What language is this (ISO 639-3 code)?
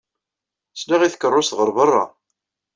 kab